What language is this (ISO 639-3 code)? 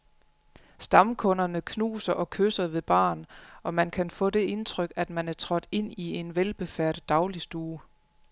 dan